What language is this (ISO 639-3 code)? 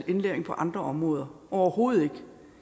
dan